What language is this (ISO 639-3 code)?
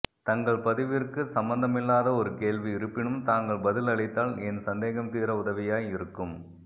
tam